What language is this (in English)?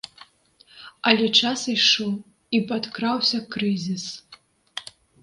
Belarusian